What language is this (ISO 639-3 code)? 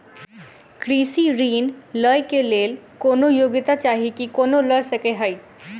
mai